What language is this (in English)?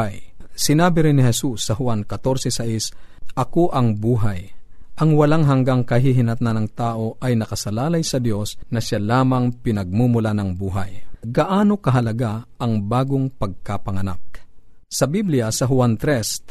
Filipino